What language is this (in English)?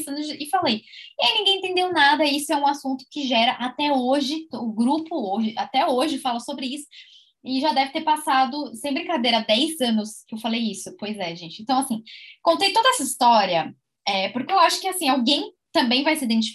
Portuguese